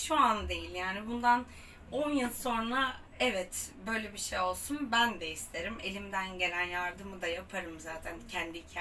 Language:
Turkish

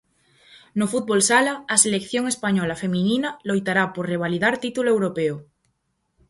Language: Galician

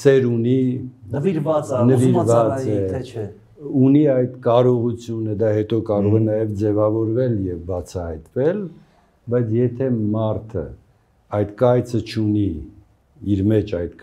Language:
Romanian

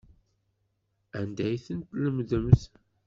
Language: Kabyle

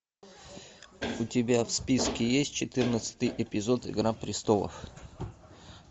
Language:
Russian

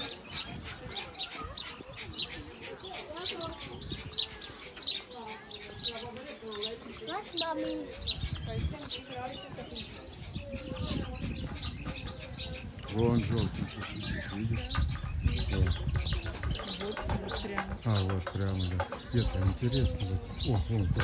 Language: Russian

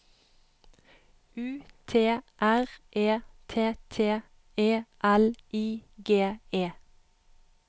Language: Norwegian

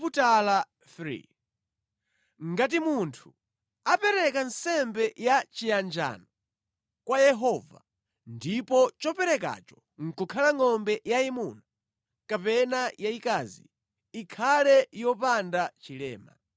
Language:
Nyanja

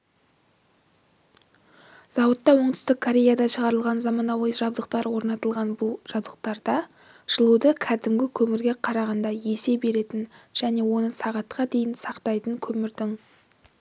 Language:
Kazakh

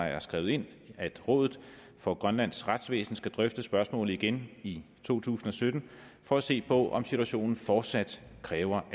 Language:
Danish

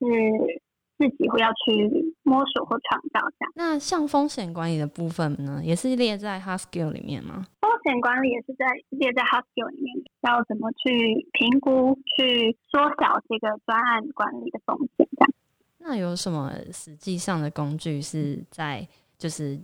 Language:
Chinese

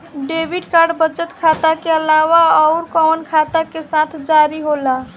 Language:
Bhojpuri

